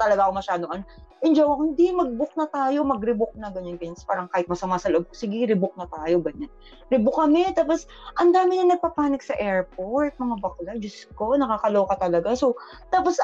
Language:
Filipino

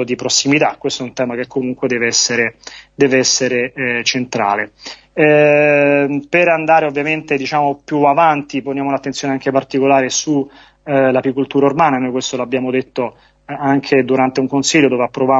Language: Italian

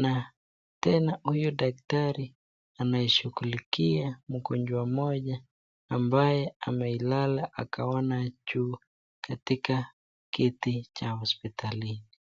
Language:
Swahili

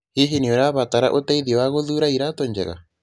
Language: Kikuyu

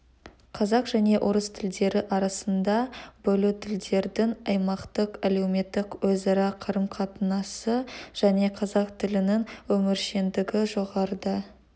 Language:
Kazakh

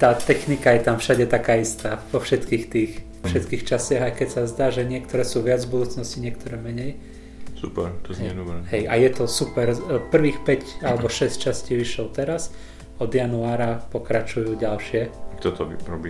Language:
Slovak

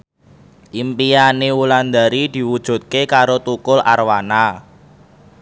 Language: Javanese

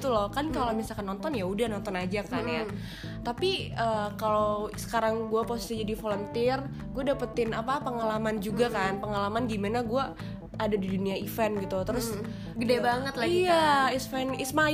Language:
Indonesian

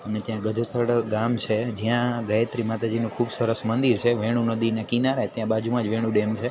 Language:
Gujarati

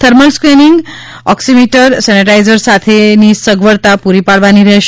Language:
Gujarati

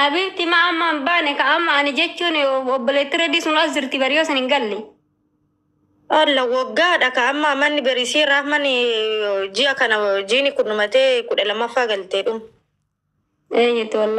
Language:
Arabic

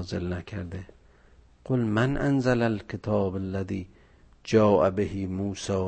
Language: Persian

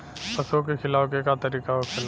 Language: Bhojpuri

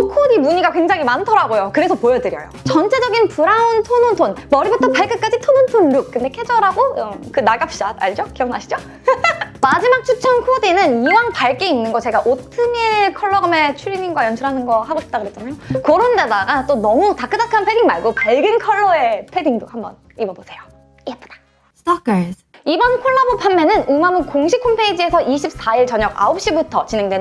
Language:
Korean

